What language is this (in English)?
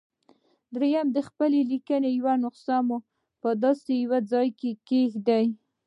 Pashto